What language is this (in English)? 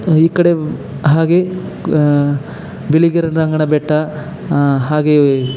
Kannada